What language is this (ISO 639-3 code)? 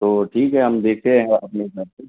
urd